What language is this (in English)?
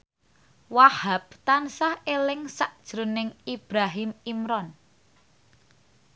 Javanese